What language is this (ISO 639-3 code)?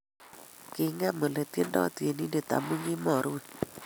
kln